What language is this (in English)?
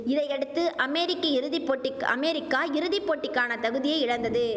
Tamil